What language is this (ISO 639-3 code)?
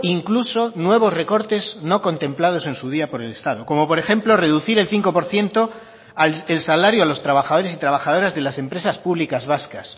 spa